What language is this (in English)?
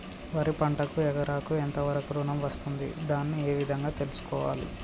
Telugu